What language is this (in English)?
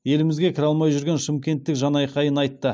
Kazakh